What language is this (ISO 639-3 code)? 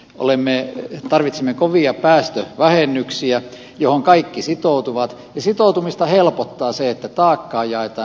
fin